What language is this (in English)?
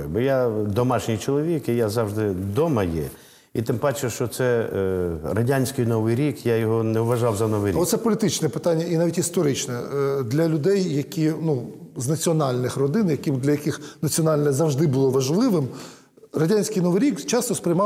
Ukrainian